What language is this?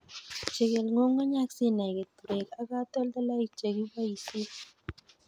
Kalenjin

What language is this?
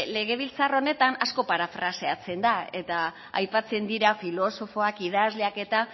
Basque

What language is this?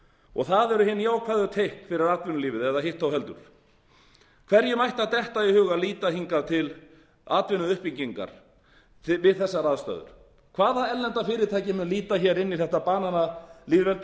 Icelandic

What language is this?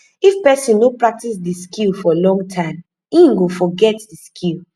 Nigerian Pidgin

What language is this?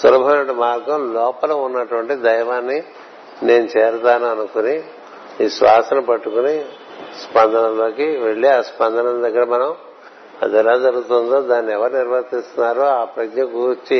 Telugu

